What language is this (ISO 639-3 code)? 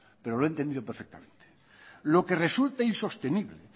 spa